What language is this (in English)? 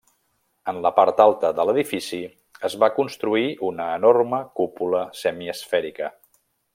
Catalan